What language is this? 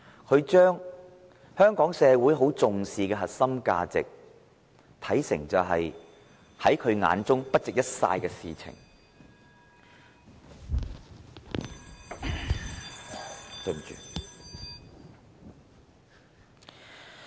Cantonese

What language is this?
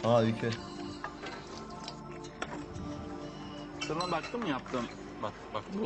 Turkish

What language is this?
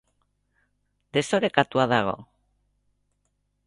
Basque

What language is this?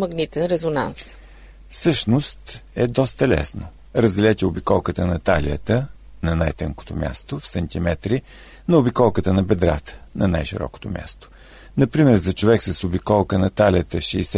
Bulgarian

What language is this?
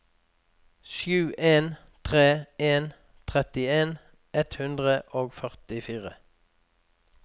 Norwegian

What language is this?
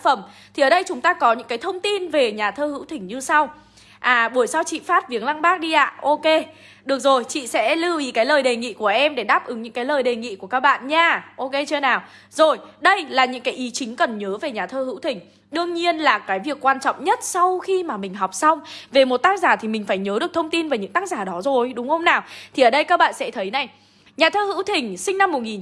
Vietnamese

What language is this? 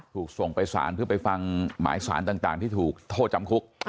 Thai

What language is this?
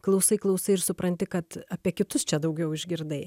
Lithuanian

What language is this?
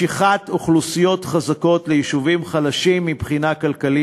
Hebrew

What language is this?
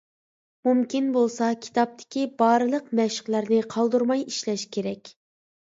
Uyghur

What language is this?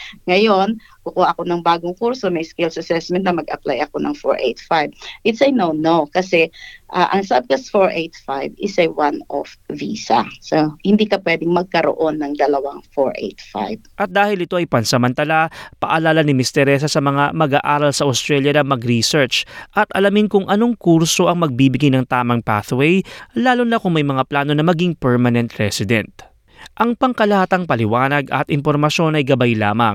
Filipino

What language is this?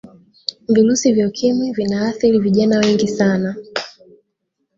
Swahili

